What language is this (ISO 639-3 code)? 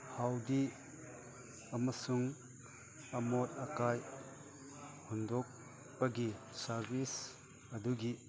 mni